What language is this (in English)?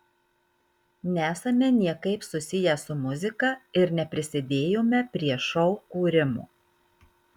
Lithuanian